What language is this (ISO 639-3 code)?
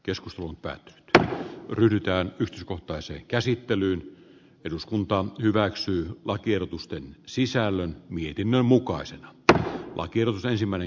fin